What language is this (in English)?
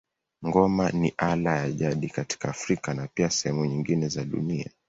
Swahili